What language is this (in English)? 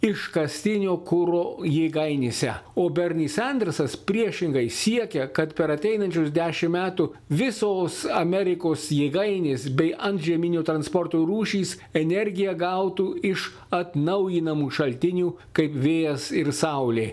Lithuanian